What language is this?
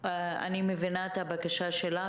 Hebrew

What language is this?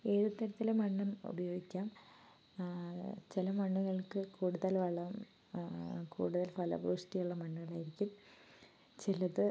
Malayalam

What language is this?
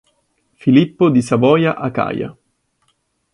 Italian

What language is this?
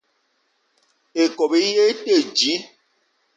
Eton (Cameroon)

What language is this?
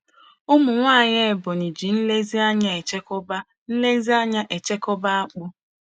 Igbo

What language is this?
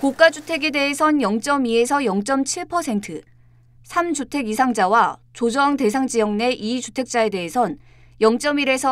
Korean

